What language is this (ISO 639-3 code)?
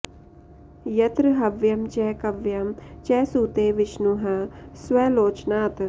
san